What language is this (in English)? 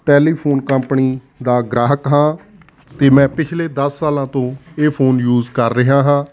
Punjabi